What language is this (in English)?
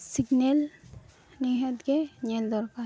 Santali